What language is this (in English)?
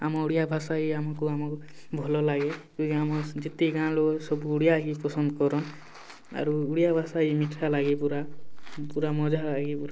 Odia